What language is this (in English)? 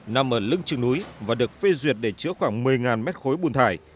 Vietnamese